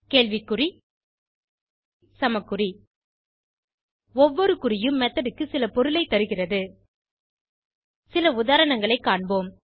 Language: Tamil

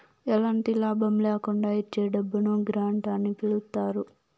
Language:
Telugu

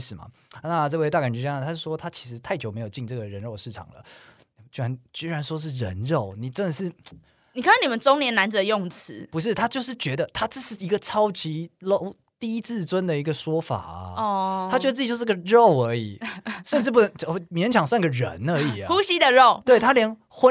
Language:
Chinese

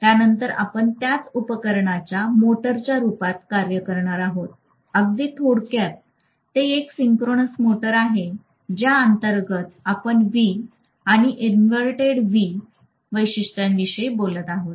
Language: Marathi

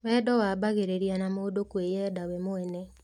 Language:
Kikuyu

